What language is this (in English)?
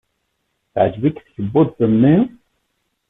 Kabyle